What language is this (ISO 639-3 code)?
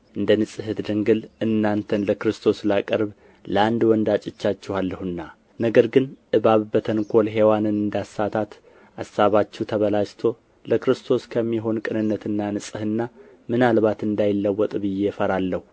amh